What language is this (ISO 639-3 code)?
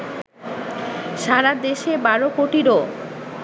ben